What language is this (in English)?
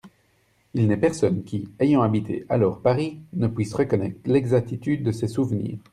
French